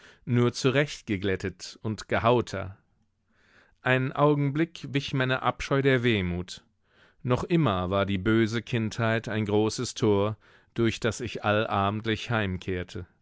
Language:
German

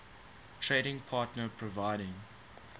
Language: English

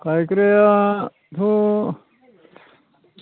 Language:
Bodo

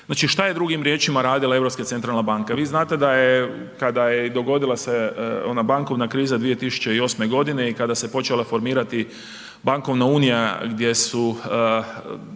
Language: Croatian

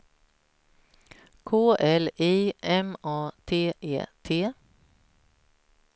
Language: Swedish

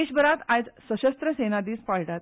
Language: Konkani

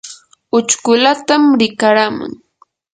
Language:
Yanahuanca Pasco Quechua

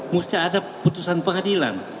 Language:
Indonesian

